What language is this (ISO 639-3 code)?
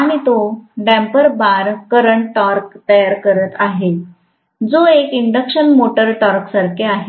mar